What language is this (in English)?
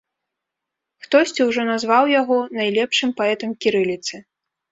Belarusian